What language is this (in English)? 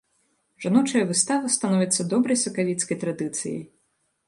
Belarusian